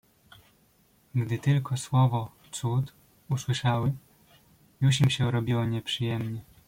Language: Polish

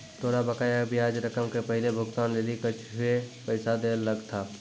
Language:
Maithili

